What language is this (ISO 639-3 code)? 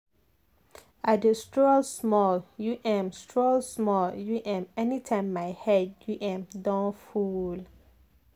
pcm